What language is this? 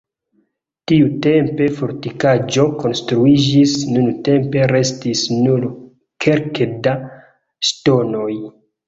Esperanto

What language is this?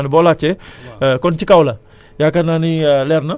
Wolof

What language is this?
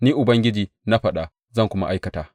Hausa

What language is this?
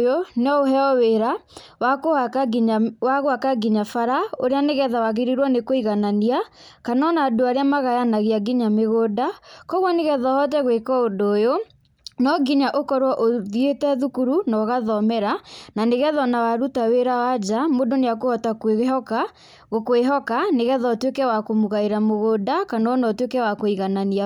Kikuyu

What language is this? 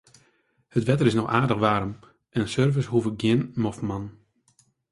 Western Frisian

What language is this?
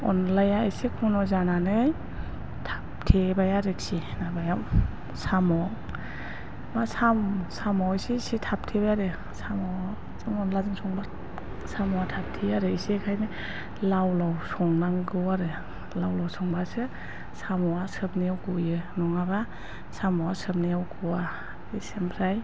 Bodo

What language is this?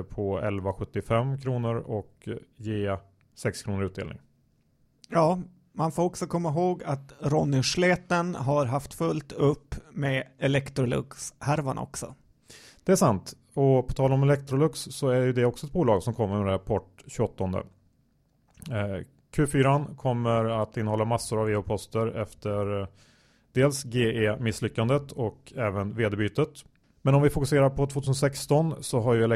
Swedish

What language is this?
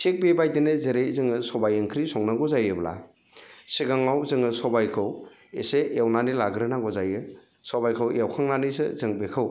Bodo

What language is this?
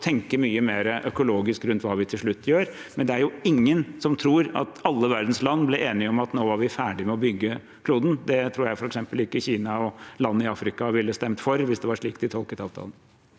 Norwegian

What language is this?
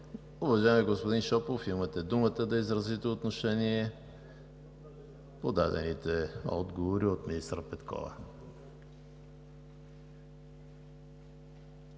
Bulgarian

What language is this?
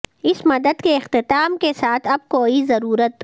Urdu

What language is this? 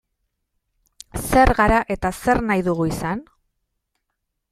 Basque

